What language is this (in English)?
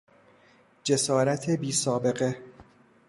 Persian